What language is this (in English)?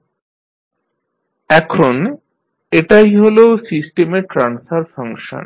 Bangla